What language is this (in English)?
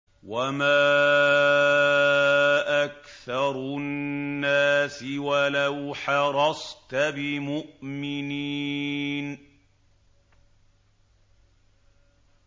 Arabic